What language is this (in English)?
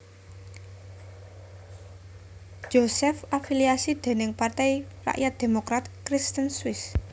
Javanese